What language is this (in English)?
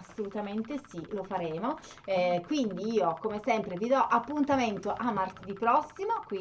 Italian